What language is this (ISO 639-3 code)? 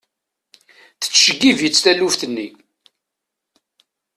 kab